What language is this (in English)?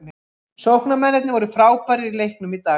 Icelandic